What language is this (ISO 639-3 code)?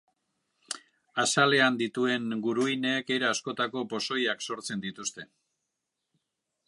eus